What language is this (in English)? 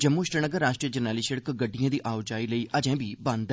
Dogri